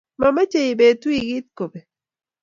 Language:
Kalenjin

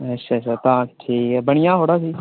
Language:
Dogri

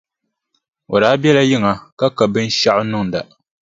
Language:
Dagbani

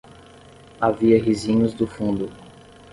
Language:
Portuguese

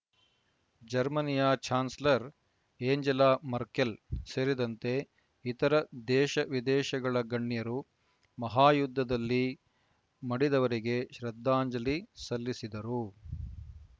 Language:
Kannada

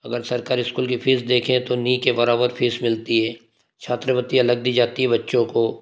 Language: Hindi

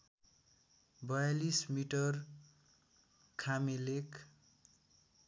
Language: Nepali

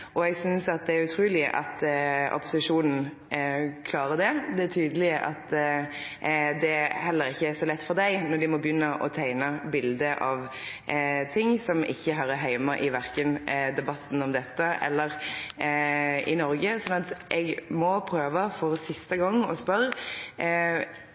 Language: Norwegian Nynorsk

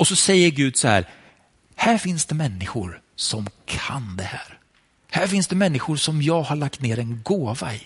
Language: Swedish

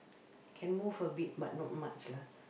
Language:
English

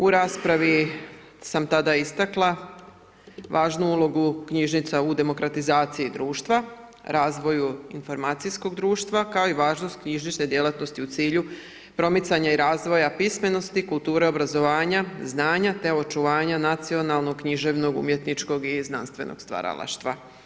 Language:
Croatian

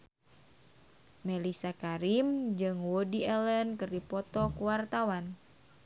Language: Sundanese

